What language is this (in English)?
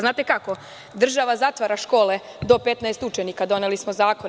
Serbian